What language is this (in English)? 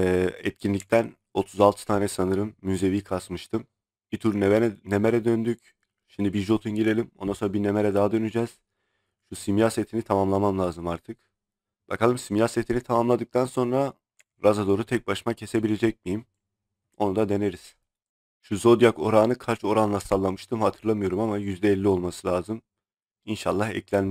Turkish